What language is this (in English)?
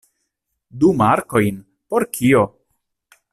Esperanto